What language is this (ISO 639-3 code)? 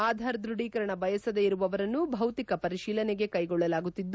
kan